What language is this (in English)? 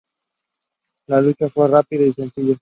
Spanish